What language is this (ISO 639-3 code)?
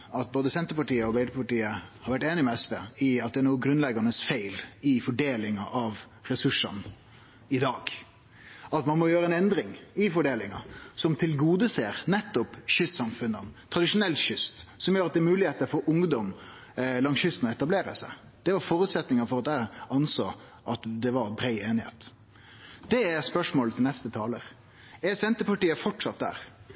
nno